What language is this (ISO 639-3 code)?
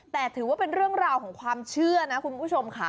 tha